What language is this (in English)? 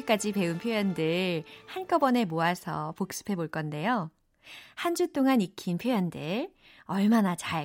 Korean